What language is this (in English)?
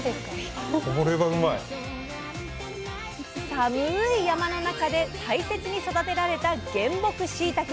Japanese